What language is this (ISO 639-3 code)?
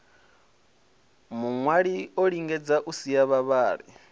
ven